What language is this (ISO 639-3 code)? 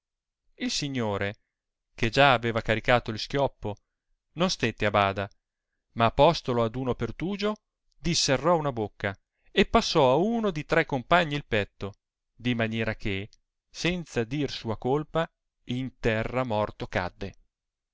ita